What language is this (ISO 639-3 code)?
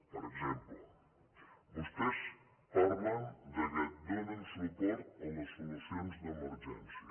cat